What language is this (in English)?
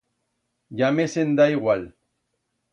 Aragonese